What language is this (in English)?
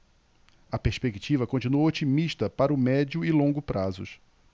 Portuguese